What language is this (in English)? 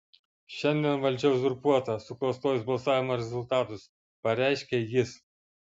Lithuanian